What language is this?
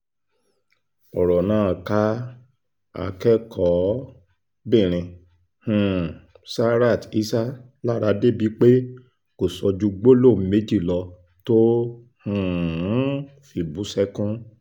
Yoruba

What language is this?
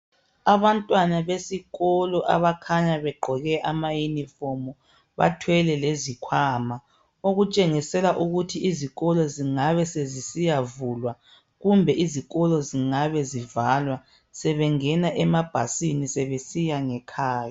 North Ndebele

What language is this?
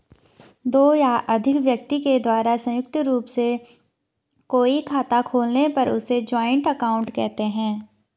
Hindi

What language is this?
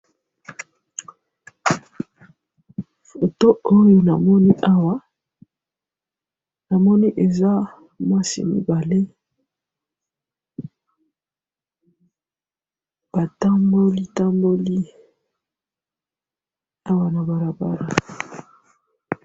Lingala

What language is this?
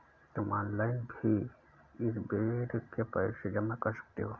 Hindi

